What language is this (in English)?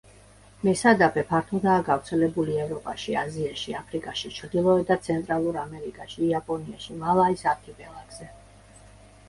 Georgian